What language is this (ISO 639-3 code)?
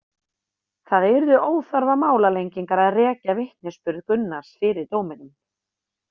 isl